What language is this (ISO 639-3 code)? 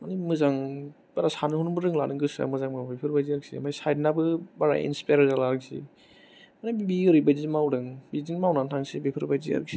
brx